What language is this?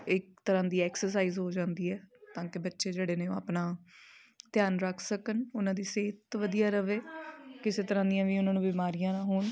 Punjabi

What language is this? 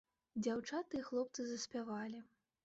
Belarusian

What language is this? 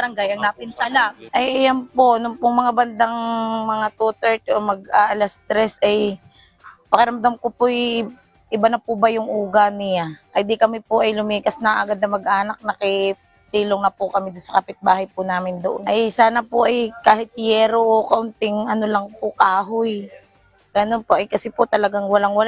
Filipino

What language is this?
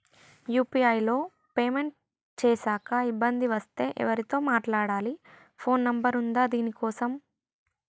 Telugu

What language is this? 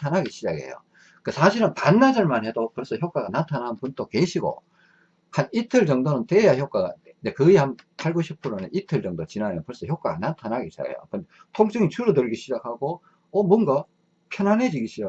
Korean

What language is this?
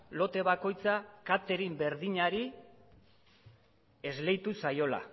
Basque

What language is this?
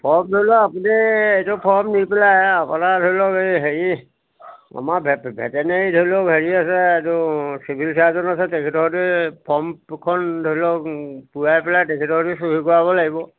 Assamese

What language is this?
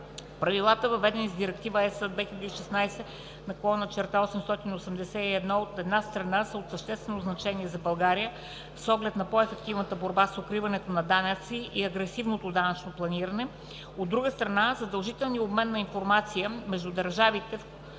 Bulgarian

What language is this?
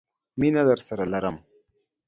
Pashto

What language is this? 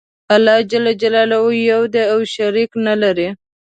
Pashto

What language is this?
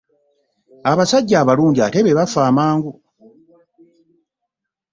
Ganda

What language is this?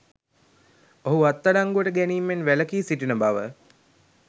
Sinhala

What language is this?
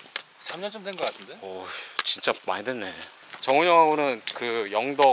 Korean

